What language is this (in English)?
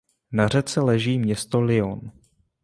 Czech